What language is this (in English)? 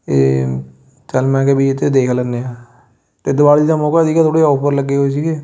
Punjabi